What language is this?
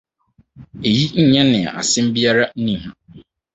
Akan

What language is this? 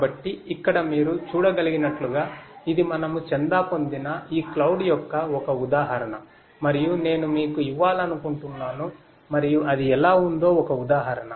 Telugu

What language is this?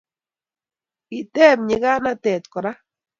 Kalenjin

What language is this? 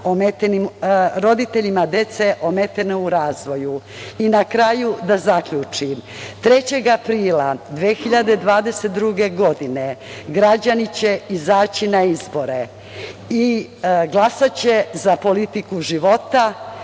Serbian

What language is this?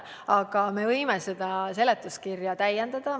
Estonian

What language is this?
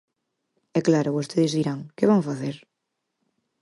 Galician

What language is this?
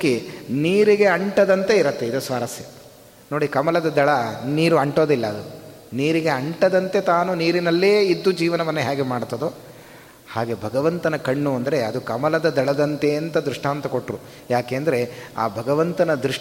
Kannada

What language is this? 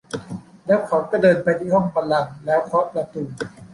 Thai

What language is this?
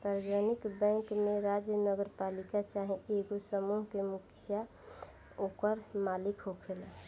Bhojpuri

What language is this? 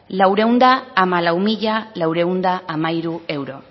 Basque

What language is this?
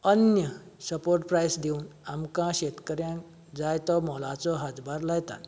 Konkani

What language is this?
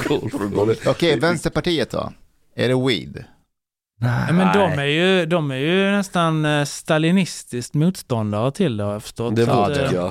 Swedish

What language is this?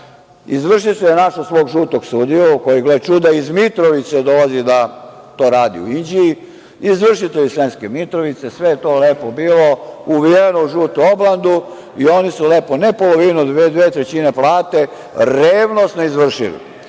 Serbian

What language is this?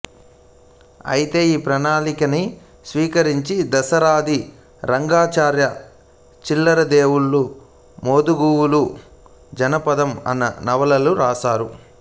Telugu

